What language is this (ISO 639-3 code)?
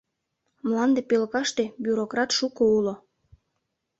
chm